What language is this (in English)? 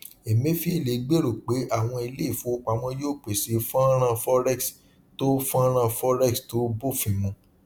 Yoruba